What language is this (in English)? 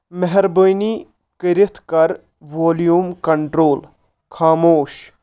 Kashmiri